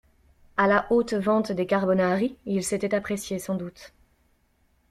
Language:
French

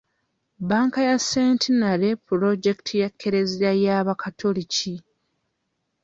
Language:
Ganda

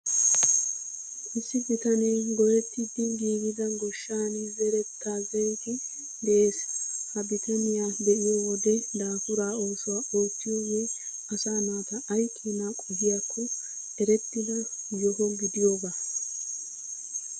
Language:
Wolaytta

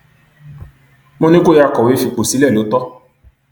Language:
Yoruba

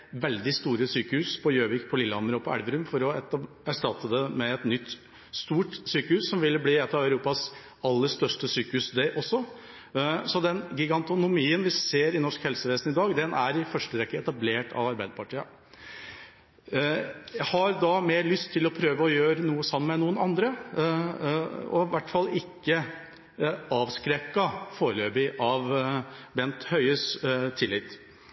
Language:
Norwegian Bokmål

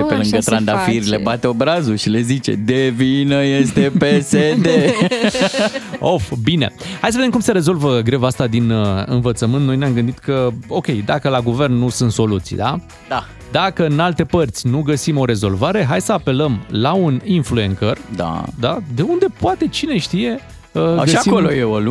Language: Romanian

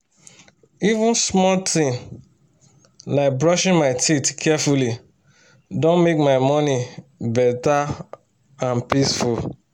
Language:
Nigerian Pidgin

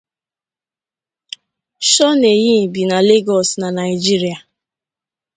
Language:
Igbo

